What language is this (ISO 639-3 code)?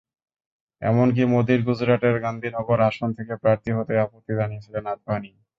ben